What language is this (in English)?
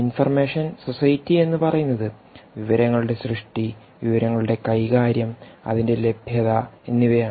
Malayalam